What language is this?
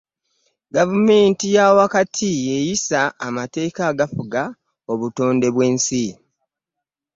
Ganda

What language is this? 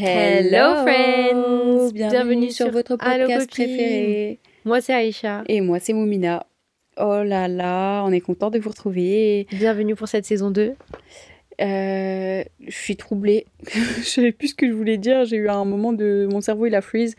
French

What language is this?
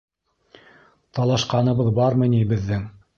Bashkir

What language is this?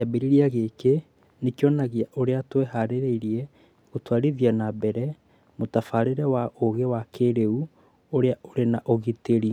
Kikuyu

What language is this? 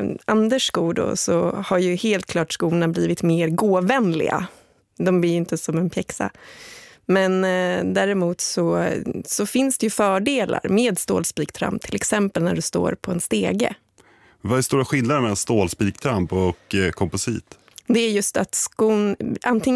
Swedish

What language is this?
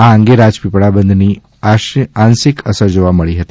Gujarati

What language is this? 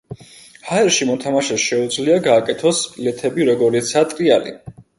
Georgian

